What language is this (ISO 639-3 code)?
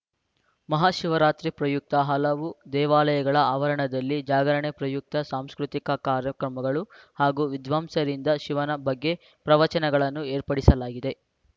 kan